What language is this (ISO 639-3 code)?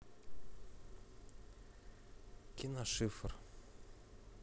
rus